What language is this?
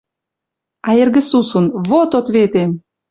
Western Mari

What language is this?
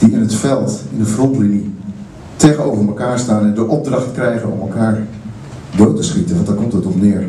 Dutch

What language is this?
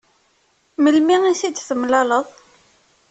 Kabyle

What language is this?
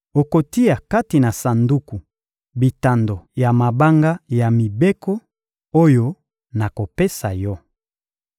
Lingala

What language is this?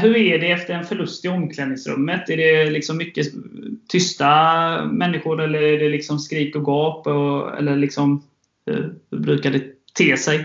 Swedish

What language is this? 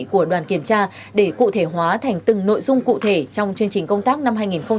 Vietnamese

